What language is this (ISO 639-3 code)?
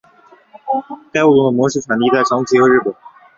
zho